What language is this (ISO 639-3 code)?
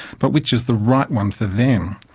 eng